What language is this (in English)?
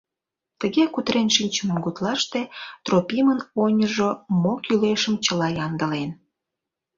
Mari